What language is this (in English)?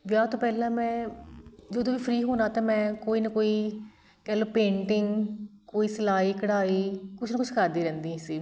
Punjabi